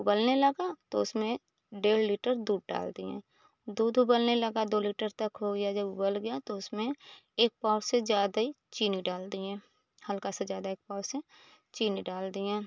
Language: Hindi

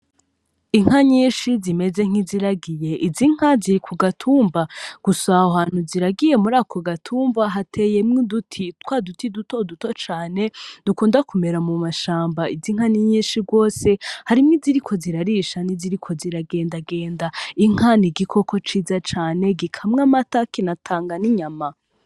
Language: Rundi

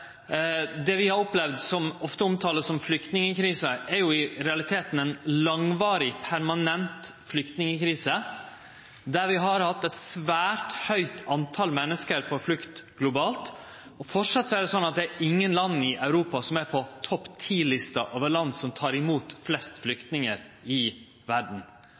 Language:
Norwegian Nynorsk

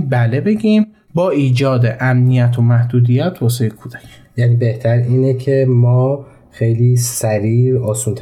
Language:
Persian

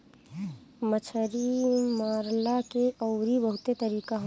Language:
Bhojpuri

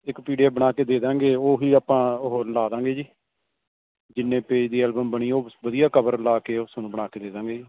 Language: Punjabi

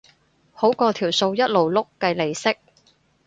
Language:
Cantonese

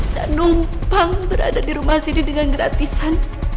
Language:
Indonesian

